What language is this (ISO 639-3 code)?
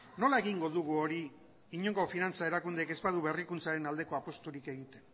eus